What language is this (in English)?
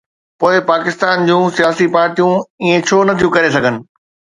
Sindhi